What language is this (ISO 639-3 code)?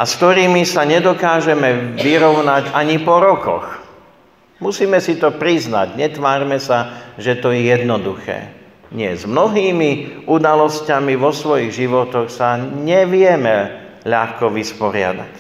slk